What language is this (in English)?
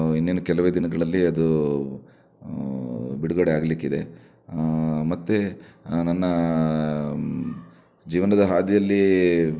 Kannada